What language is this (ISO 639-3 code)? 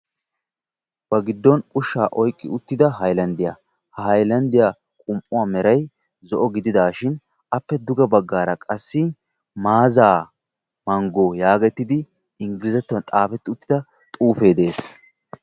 wal